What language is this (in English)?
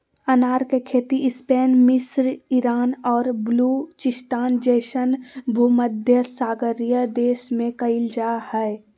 Magahi